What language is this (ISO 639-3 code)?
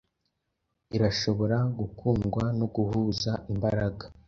kin